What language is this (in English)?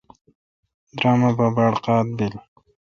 Kalkoti